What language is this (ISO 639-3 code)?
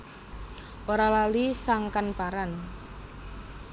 jav